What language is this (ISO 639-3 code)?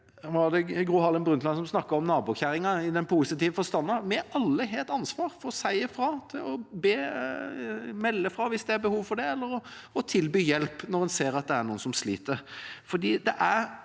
nor